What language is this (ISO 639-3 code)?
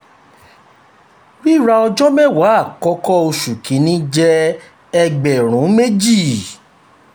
yor